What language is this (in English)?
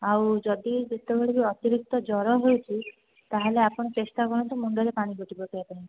Odia